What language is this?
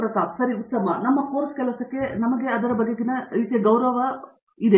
Kannada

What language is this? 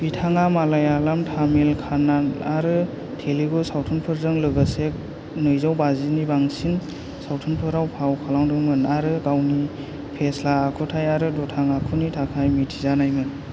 Bodo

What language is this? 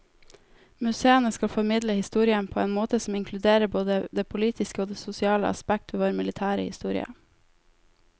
Norwegian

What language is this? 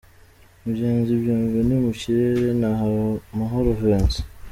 Kinyarwanda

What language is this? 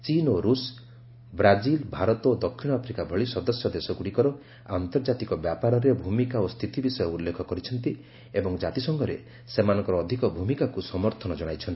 Odia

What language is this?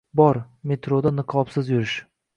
Uzbek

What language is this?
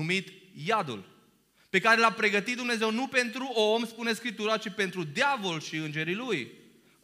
Romanian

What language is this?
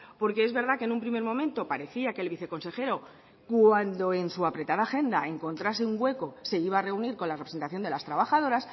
Spanish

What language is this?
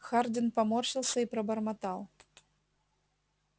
Russian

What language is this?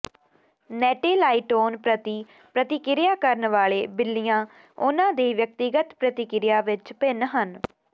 Punjabi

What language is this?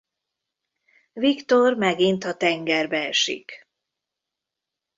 Hungarian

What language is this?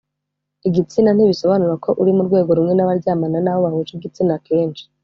Kinyarwanda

